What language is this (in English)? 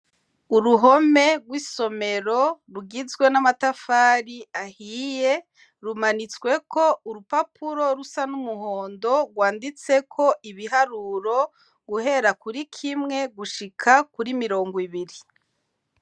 Rundi